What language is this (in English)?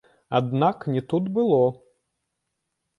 Belarusian